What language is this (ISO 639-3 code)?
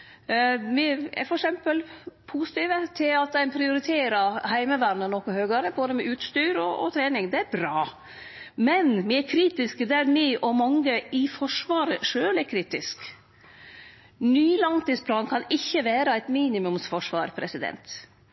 nno